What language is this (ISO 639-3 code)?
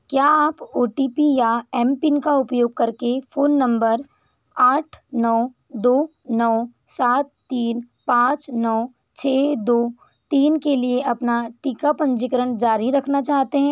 hin